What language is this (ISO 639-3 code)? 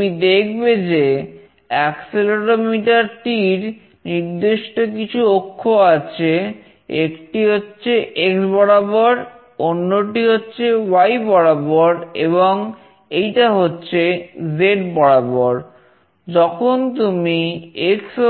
ben